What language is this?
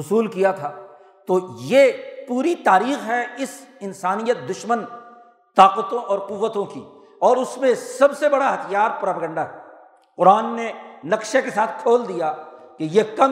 Urdu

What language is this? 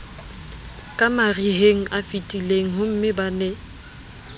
Southern Sotho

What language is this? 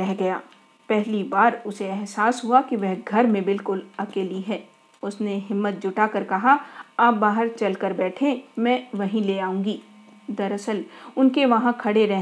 Hindi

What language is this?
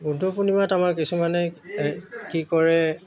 Assamese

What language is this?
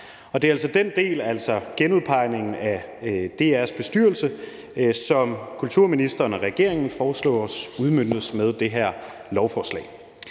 Danish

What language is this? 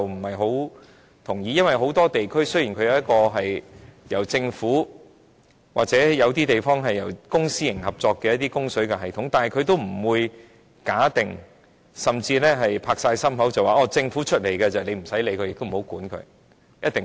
Cantonese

